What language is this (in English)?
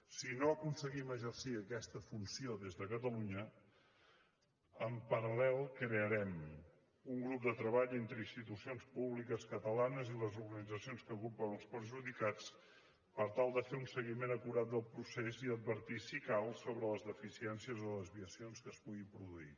Catalan